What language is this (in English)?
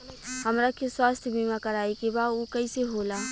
Bhojpuri